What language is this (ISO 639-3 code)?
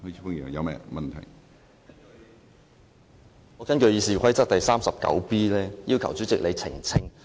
yue